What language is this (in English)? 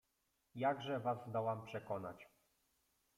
Polish